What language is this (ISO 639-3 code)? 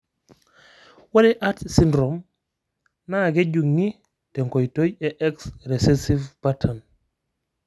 mas